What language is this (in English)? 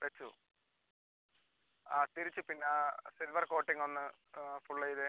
Malayalam